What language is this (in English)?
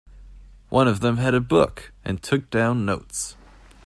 English